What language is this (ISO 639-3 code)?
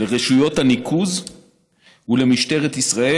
heb